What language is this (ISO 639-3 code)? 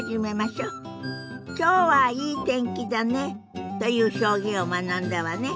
jpn